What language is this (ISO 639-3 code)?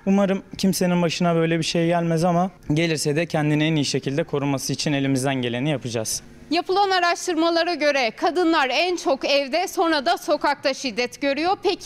tur